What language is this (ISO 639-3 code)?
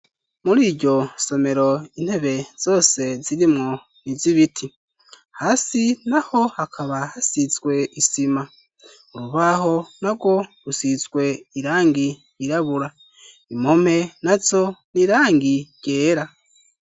run